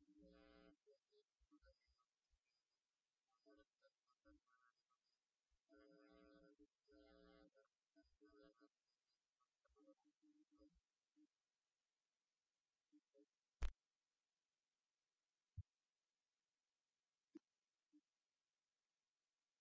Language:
English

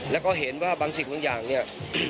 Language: Thai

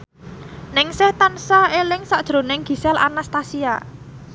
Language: Javanese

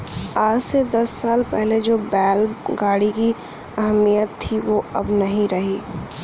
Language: Hindi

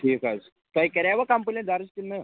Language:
Kashmiri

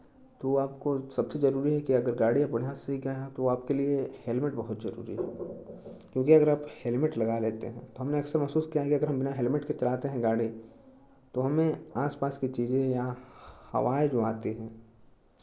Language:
Hindi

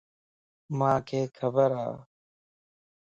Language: Lasi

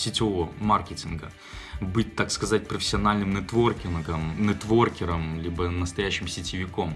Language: Russian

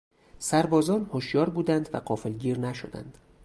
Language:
Persian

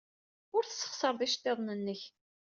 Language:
Kabyle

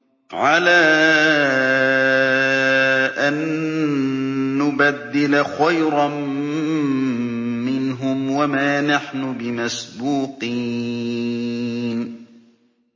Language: Arabic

